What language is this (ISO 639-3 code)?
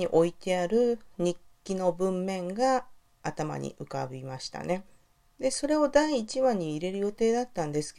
jpn